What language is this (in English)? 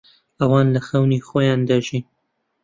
Central Kurdish